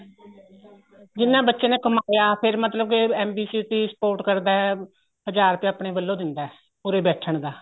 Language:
Punjabi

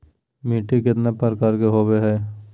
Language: Magahi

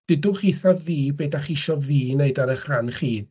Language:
Welsh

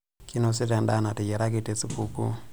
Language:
Masai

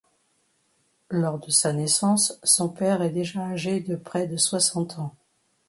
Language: French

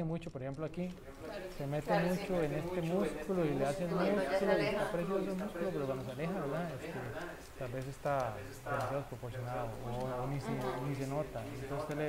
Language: Spanish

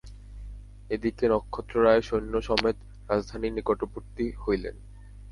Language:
Bangla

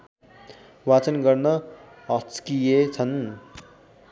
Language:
Nepali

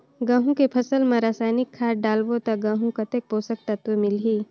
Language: Chhattisgarhi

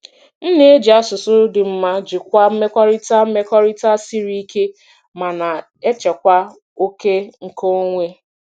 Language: Igbo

